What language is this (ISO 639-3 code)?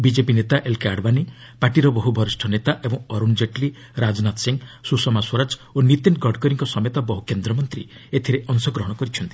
ori